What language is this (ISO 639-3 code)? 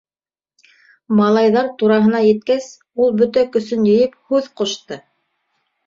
bak